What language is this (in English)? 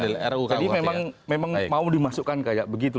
Indonesian